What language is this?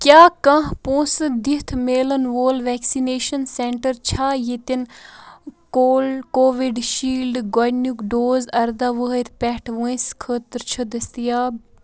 Kashmiri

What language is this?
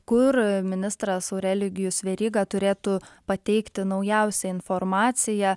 Lithuanian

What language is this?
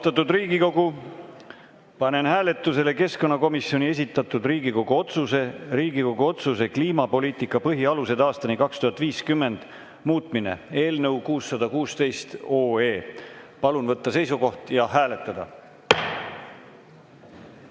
Estonian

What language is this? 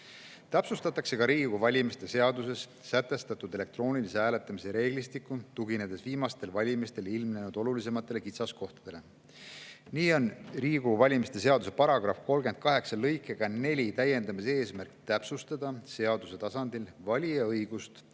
Estonian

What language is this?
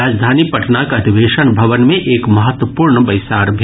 Maithili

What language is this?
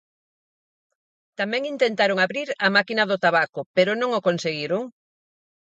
Galician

